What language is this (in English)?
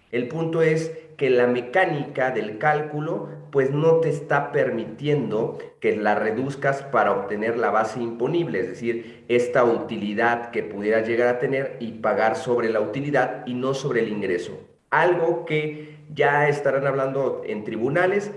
Spanish